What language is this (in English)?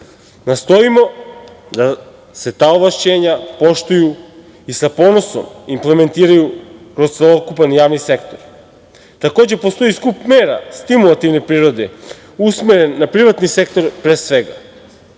Serbian